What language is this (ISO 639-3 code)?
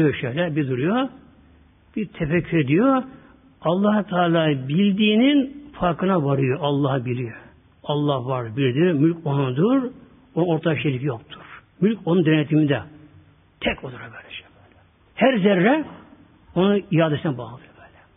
tur